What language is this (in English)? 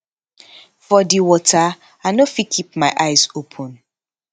Nigerian Pidgin